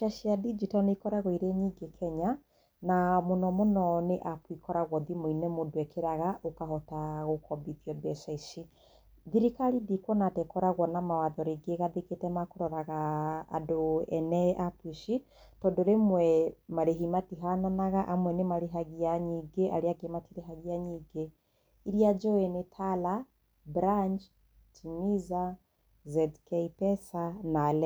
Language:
Kikuyu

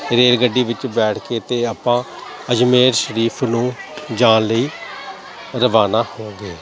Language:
Punjabi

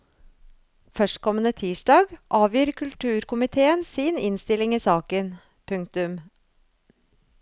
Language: Norwegian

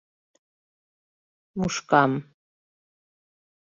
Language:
Mari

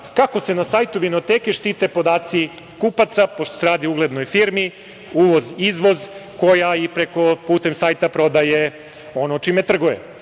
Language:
Serbian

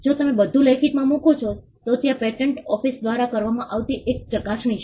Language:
Gujarati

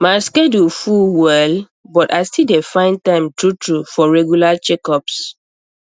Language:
Nigerian Pidgin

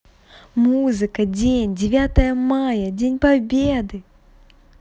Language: Russian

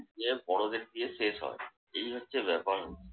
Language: Bangla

